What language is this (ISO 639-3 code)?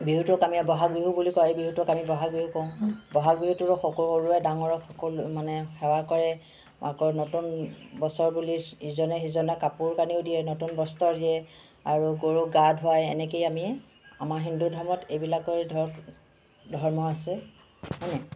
asm